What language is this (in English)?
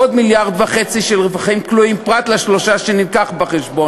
Hebrew